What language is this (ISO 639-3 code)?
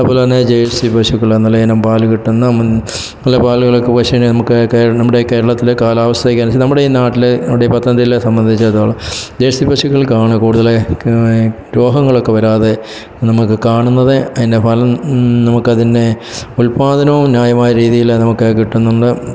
mal